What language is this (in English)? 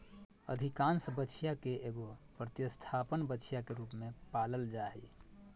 Magahi